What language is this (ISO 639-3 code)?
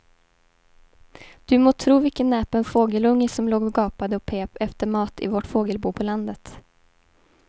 swe